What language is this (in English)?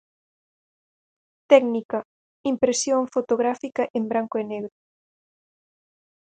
Galician